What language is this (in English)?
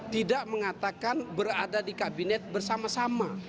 Indonesian